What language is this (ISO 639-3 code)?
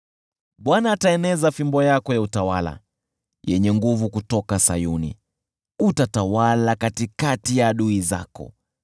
swa